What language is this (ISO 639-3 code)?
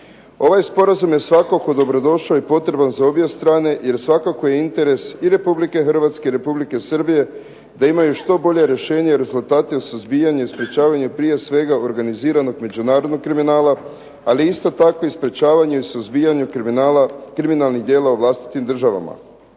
hrv